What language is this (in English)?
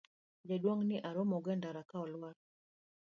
Luo (Kenya and Tanzania)